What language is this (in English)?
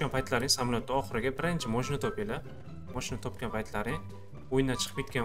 Turkish